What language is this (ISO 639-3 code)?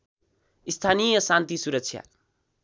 nep